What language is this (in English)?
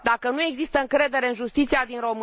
Romanian